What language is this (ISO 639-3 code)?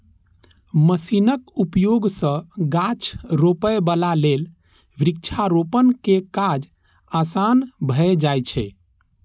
mai